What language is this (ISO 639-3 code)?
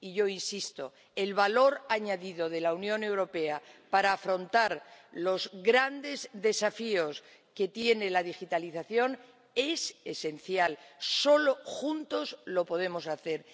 spa